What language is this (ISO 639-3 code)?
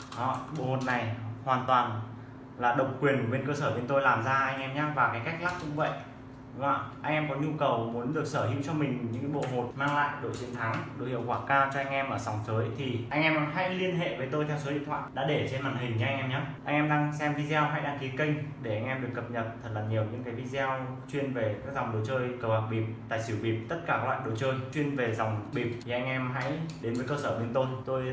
vie